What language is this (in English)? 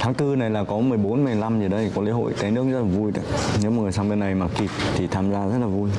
Vietnamese